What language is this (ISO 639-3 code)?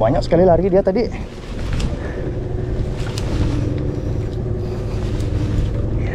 ind